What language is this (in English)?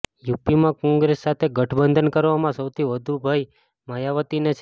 Gujarati